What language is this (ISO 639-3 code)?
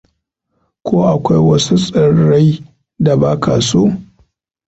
hau